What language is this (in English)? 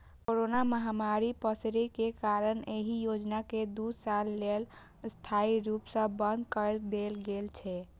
Maithili